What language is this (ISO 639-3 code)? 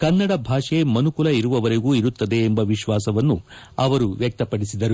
kan